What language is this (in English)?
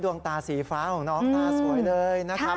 Thai